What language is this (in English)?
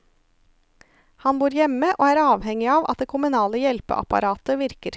Norwegian